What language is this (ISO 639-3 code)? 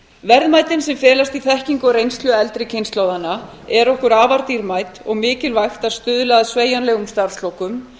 isl